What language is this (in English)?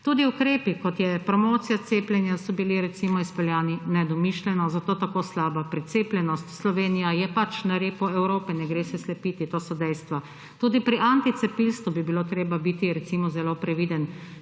Slovenian